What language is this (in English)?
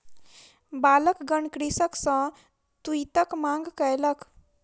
Maithili